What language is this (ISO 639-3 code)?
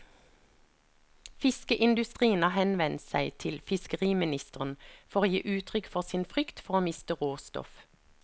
nor